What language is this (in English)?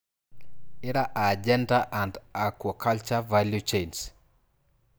Masai